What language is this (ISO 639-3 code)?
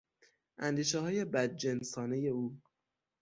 fas